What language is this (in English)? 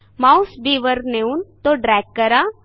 Marathi